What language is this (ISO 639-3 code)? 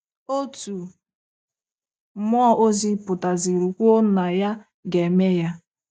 ibo